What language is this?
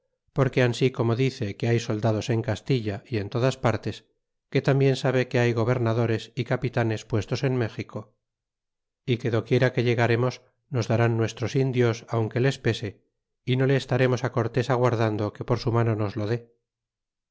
Spanish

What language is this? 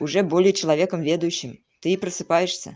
Russian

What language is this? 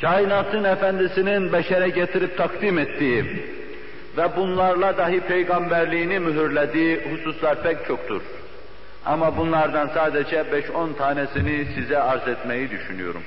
Turkish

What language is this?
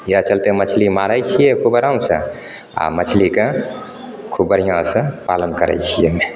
Maithili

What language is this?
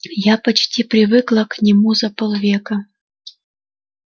Russian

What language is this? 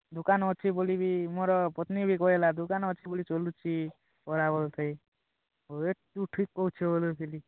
Odia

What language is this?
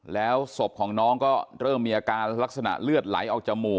Thai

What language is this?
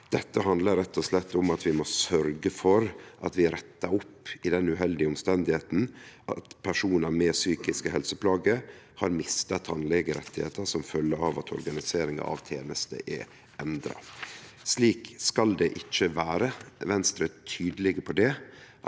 Norwegian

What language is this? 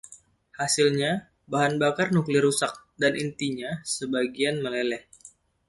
Indonesian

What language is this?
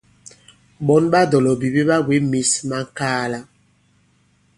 Bankon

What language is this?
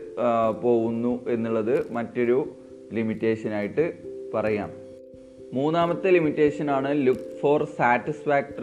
Malayalam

